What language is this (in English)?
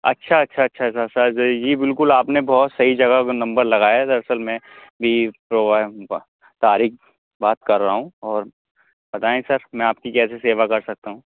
Urdu